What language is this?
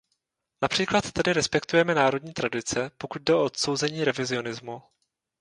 Czech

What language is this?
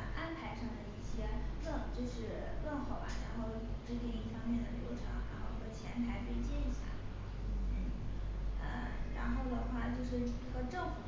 Chinese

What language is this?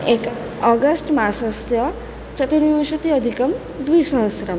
Sanskrit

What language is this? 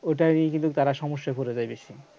Bangla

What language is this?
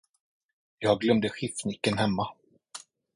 Swedish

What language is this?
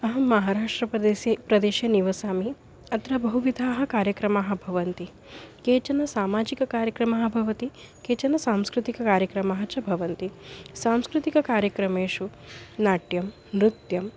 Sanskrit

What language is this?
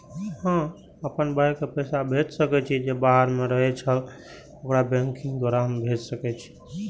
Maithili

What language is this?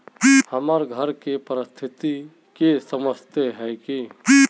Magahi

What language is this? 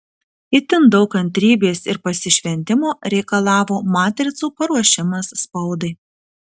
Lithuanian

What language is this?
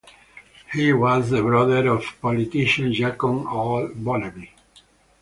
English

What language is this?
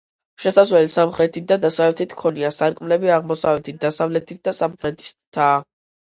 Georgian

